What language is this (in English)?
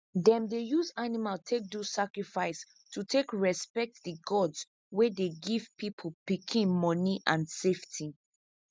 Nigerian Pidgin